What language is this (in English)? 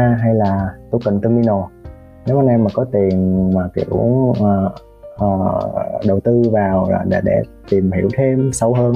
Vietnamese